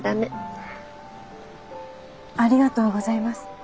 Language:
Japanese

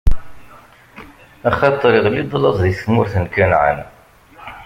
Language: Kabyle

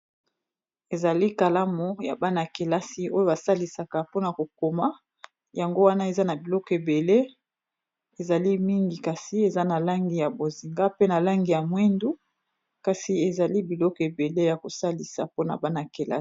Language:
Lingala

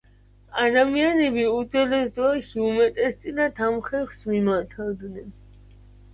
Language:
Georgian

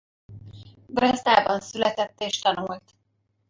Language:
Hungarian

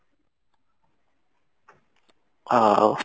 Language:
Odia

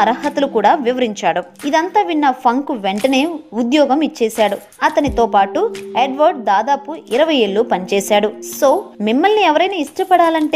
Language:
Telugu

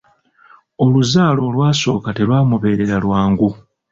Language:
Ganda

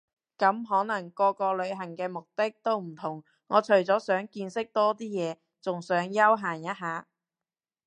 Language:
Cantonese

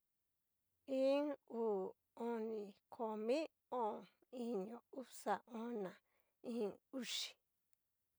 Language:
Cacaloxtepec Mixtec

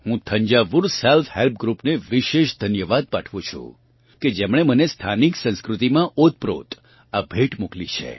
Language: Gujarati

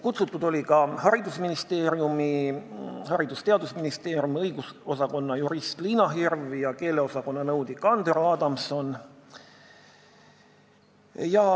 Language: Estonian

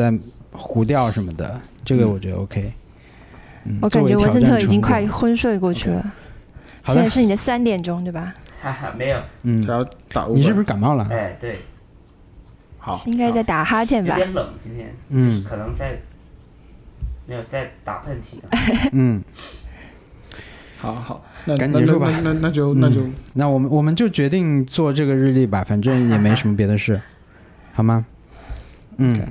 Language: Chinese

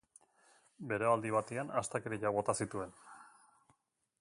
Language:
Basque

